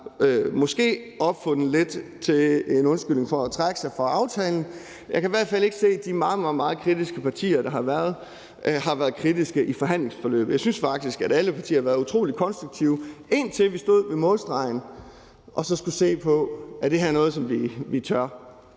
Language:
Danish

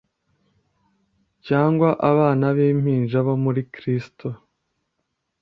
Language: Kinyarwanda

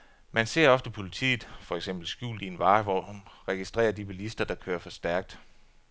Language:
Danish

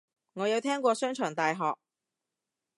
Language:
Cantonese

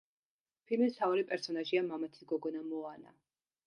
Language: Georgian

